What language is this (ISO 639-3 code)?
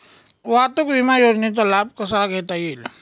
mar